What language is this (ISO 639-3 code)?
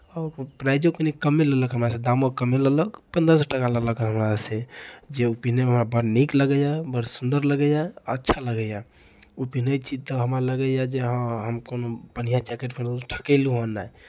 mai